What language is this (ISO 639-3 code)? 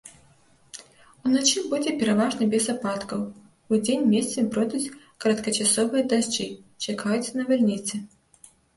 bel